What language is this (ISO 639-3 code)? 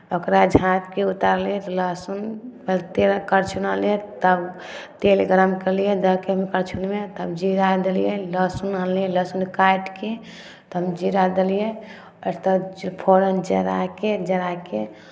mai